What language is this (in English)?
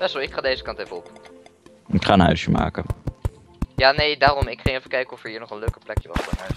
Dutch